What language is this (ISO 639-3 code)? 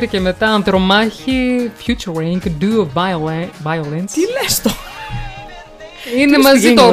ell